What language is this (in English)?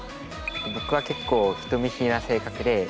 Japanese